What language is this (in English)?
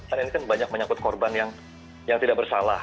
Indonesian